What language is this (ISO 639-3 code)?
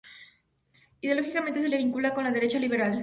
spa